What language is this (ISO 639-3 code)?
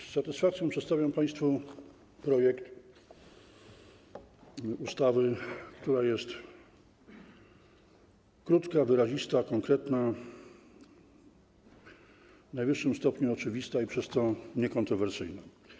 pol